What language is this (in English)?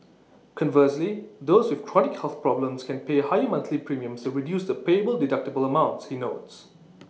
English